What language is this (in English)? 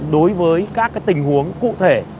Vietnamese